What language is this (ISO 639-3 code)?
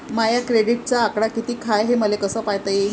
mar